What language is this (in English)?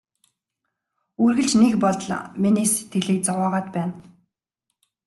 Mongolian